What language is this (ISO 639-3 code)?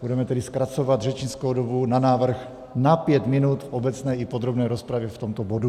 ces